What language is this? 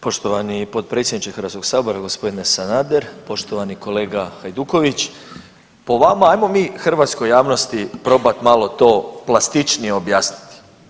Croatian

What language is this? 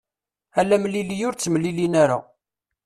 Kabyle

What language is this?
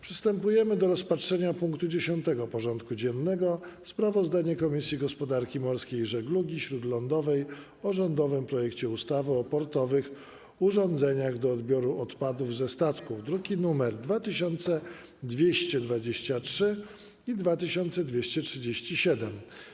Polish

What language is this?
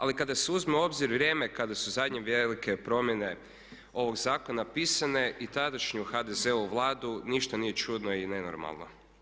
Croatian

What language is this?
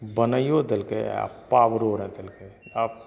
Maithili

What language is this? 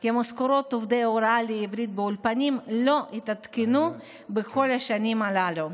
Hebrew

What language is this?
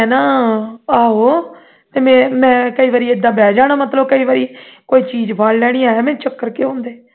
Punjabi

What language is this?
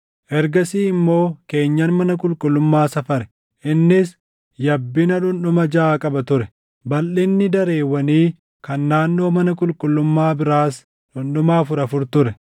Oromo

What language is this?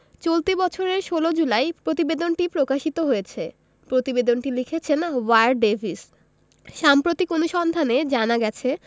Bangla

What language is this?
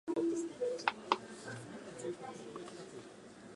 Japanese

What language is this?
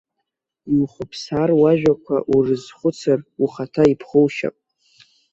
Abkhazian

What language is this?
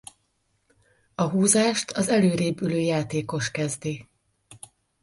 Hungarian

